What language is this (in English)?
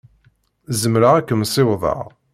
Kabyle